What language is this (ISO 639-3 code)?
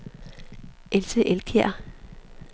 dan